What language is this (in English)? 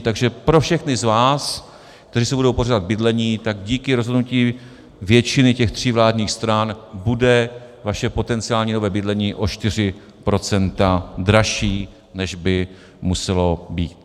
Czech